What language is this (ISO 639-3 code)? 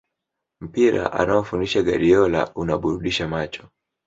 swa